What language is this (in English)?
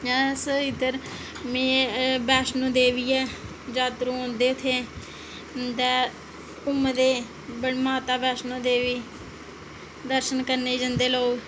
Dogri